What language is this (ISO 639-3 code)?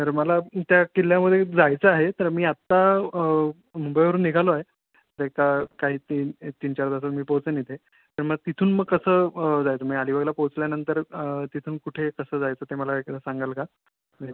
mar